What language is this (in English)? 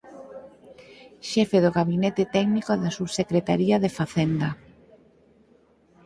Galician